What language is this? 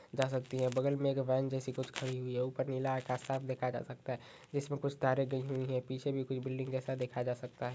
Magahi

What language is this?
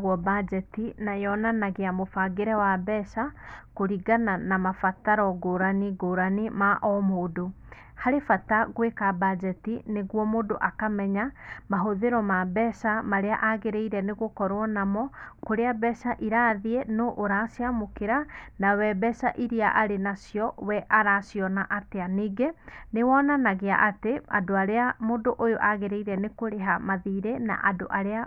Kikuyu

